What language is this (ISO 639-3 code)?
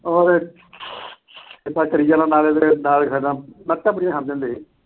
pan